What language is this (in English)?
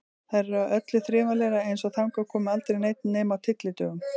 Icelandic